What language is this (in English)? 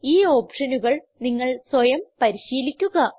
Malayalam